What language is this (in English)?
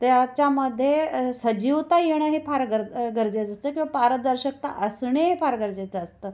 Marathi